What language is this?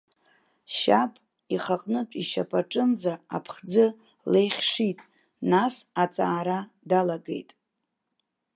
Abkhazian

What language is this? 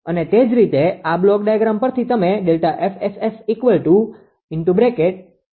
Gujarati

